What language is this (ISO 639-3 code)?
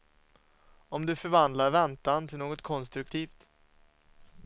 swe